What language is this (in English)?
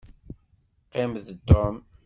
Kabyle